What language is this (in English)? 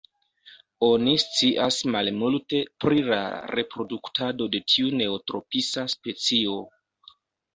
Esperanto